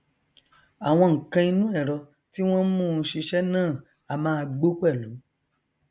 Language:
Yoruba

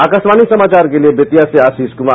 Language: Hindi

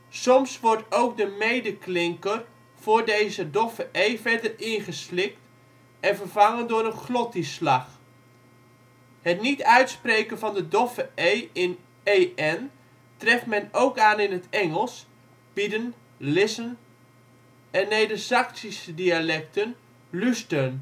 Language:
Dutch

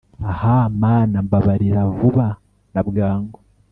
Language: Kinyarwanda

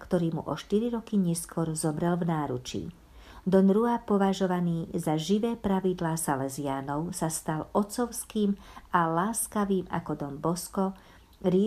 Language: Slovak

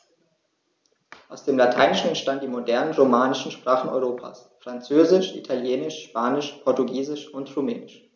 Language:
German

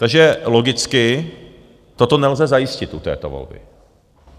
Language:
Czech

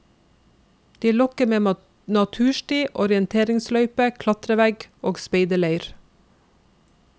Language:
Norwegian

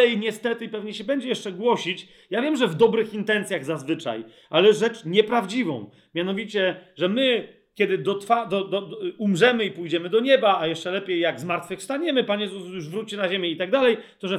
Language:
Polish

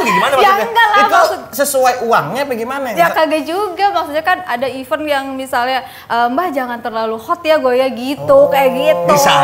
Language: Indonesian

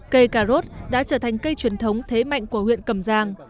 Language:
Vietnamese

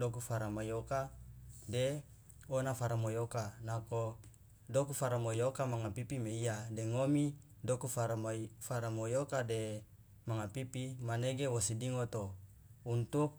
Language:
Loloda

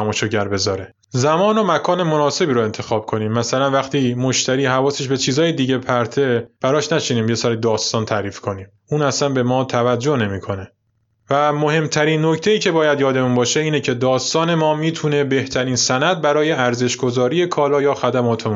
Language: Persian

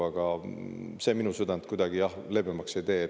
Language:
Estonian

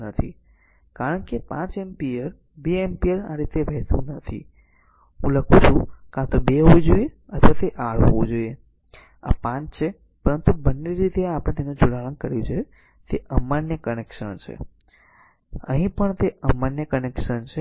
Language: Gujarati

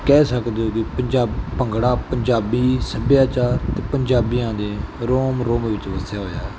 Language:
Punjabi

